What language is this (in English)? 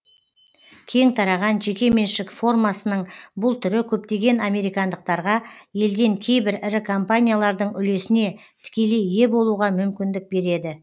Kazakh